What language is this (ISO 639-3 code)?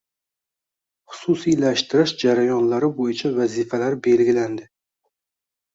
uzb